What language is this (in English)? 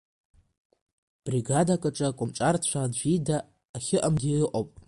Abkhazian